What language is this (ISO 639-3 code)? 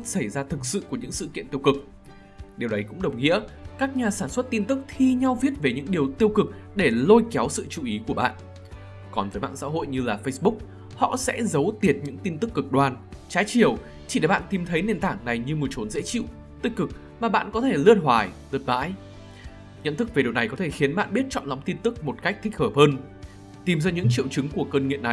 vie